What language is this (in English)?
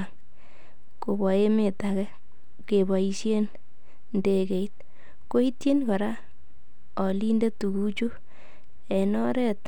Kalenjin